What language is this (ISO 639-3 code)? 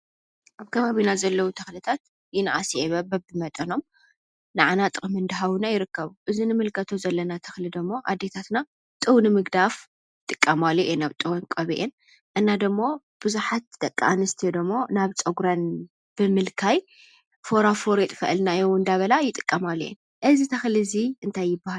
tir